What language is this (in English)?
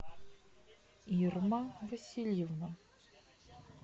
Russian